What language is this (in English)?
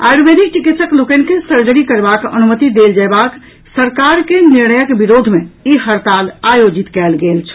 Maithili